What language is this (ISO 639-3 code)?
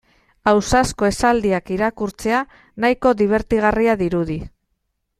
eus